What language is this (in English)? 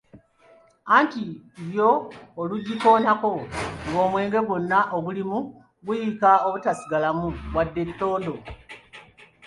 Ganda